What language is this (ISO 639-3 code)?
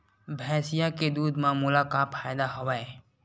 hne